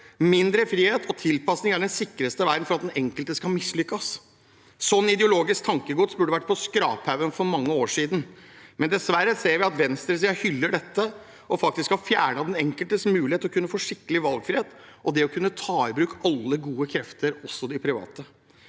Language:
Norwegian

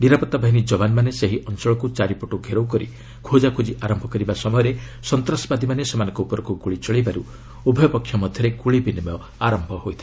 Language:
Odia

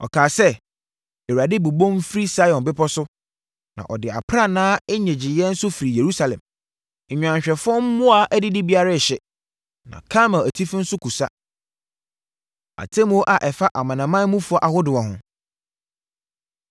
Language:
Akan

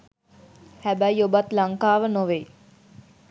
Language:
Sinhala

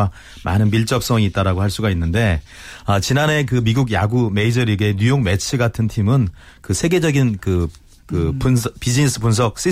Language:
Korean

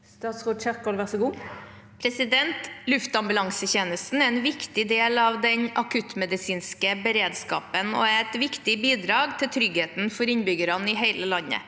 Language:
Norwegian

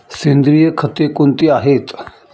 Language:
Marathi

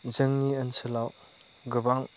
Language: Bodo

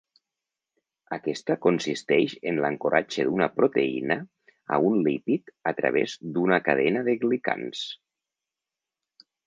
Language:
Catalan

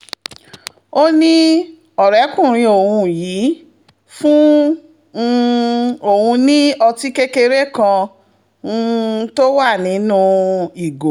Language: Yoruba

